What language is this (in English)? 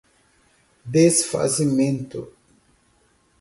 Portuguese